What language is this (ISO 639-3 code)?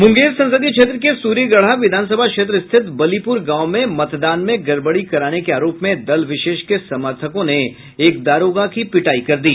hin